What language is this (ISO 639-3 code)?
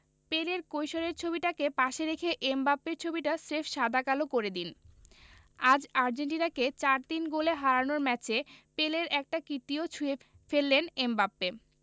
ben